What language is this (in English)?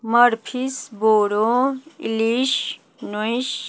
Maithili